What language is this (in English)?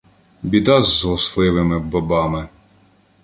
Ukrainian